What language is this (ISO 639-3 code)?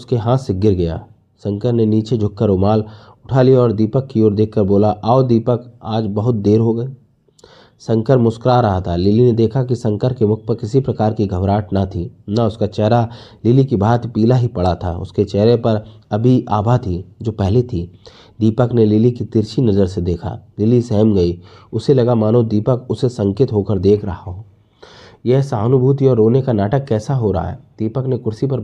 hin